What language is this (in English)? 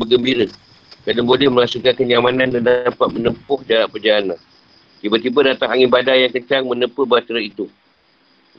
Malay